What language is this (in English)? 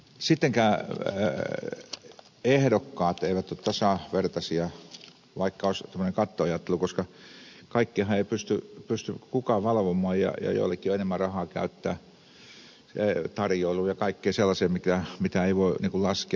Finnish